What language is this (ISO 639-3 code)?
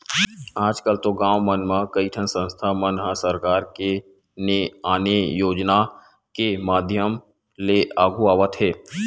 hne